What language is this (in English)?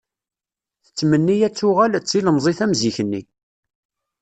Kabyle